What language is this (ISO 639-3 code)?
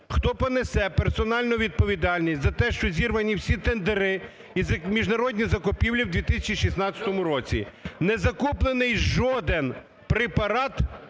ukr